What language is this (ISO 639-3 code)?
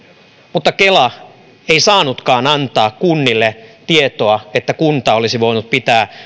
fin